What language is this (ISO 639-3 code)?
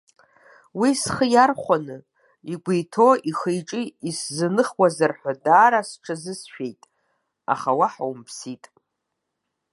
abk